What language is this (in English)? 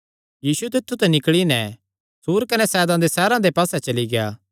Kangri